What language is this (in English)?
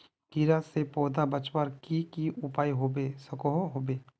Magahi